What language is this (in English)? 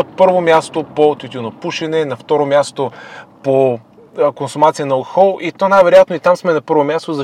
Bulgarian